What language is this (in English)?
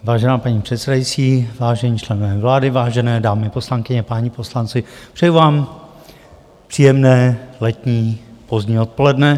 Czech